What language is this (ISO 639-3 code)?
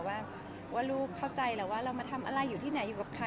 tha